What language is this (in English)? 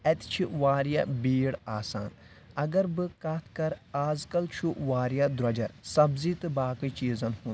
Kashmiri